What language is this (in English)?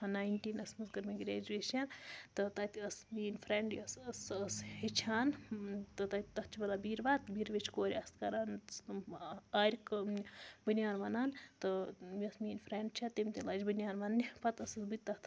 Kashmiri